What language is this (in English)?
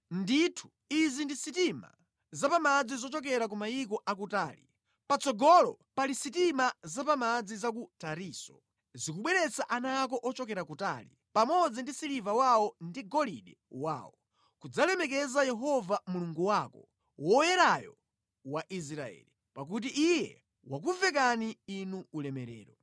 Nyanja